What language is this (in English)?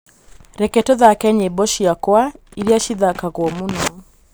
Kikuyu